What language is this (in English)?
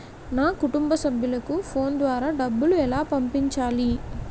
Telugu